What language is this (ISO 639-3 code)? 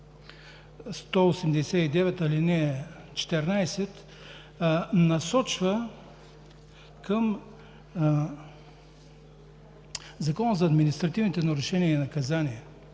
bul